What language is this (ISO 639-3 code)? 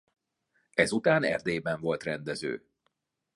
hun